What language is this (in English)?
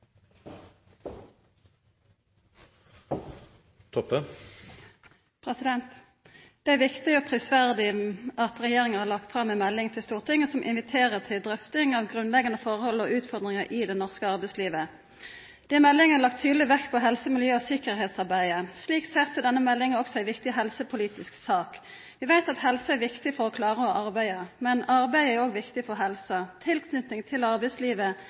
Norwegian Nynorsk